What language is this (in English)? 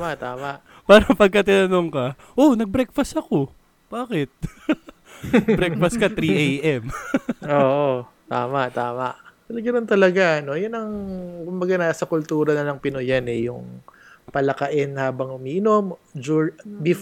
Filipino